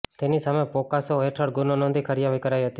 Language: Gujarati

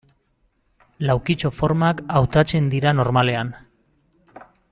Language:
Basque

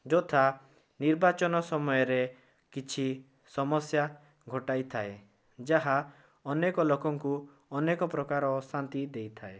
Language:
Odia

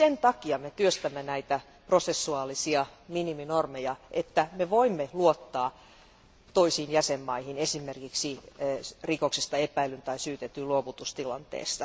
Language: Finnish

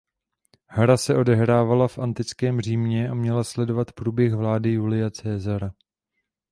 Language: Czech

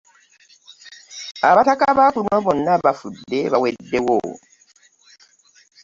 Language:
Ganda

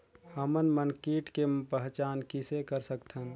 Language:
Chhattisgarhi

